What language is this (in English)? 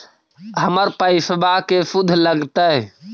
Magahi